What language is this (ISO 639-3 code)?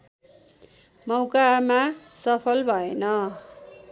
nep